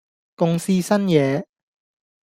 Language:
Cantonese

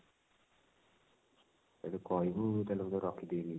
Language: Odia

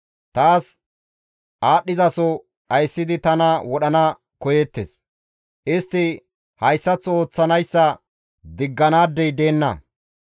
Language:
Gamo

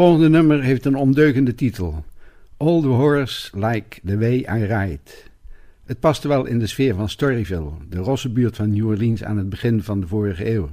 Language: Dutch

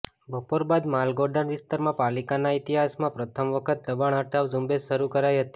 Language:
Gujarati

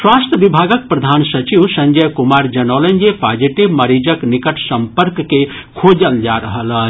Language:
Maithili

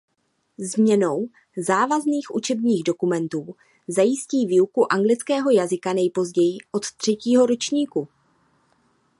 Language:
Czech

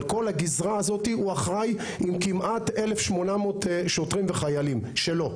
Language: Hebrew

